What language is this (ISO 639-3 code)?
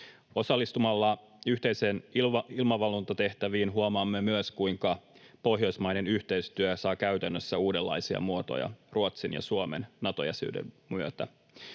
fin